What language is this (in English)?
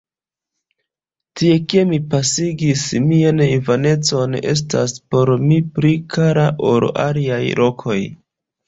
Esperanto